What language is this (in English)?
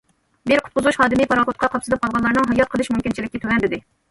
Uyghur